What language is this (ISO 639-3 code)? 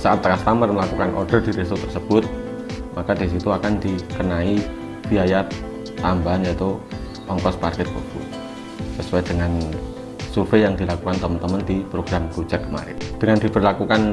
ind